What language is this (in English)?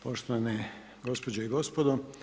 Croatian